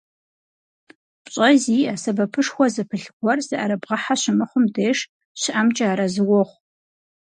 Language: Kabardian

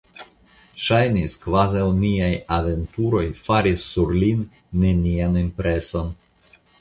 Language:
Esperanto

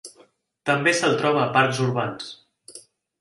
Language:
Catalan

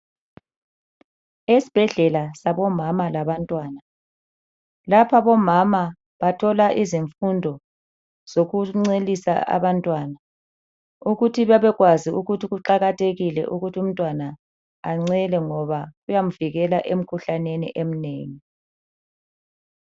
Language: North Ndebele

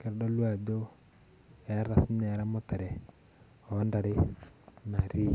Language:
Masai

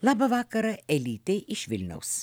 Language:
Lithuanian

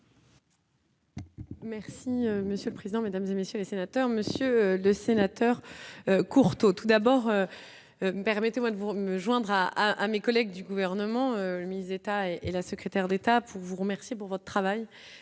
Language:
French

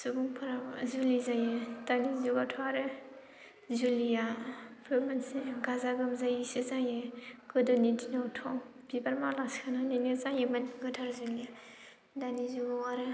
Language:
Bodo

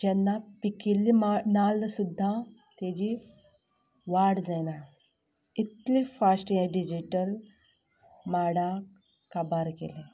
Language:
Konkani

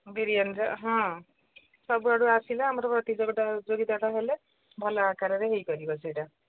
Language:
Odia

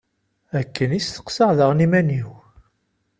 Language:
Kabyle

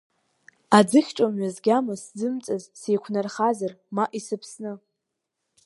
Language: Abkhazian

